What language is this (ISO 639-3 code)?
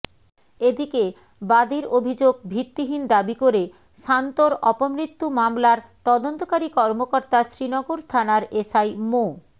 ben